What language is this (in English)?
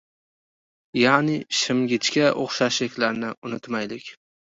Uzbek